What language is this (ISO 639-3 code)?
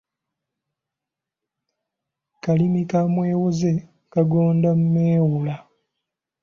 lug